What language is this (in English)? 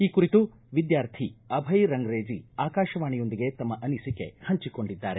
Kannada